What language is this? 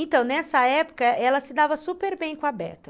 Portuguese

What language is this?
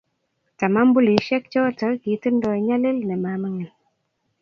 Kalenjin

